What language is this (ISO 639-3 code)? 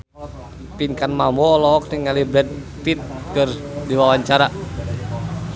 sun